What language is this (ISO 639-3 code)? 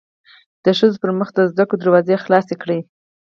pus